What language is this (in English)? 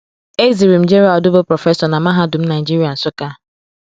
Igbo